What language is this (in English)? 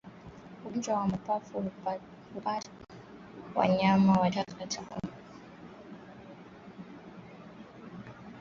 Swahili